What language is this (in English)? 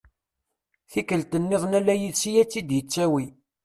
Kabyle